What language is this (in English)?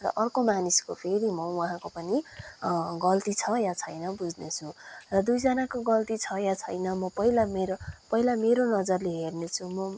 Nepali